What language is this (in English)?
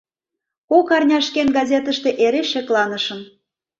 Mari